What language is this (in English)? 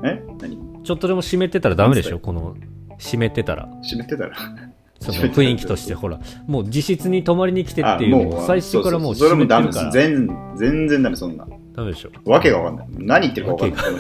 Japanese